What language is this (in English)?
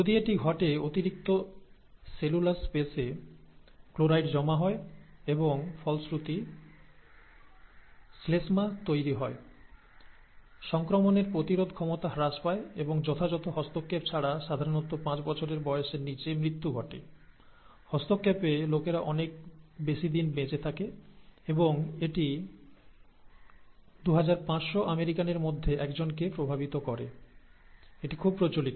Bangla